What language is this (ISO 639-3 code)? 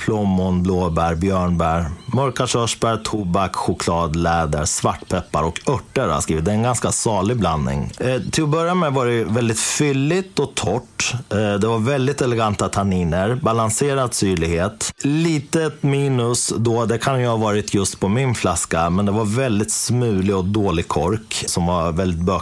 swe